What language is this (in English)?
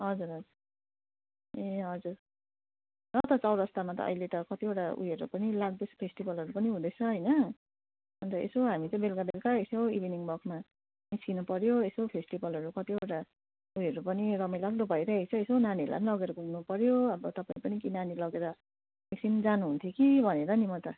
Nepali